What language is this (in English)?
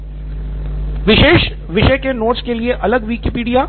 Hindi